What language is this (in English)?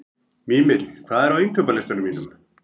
Icelandic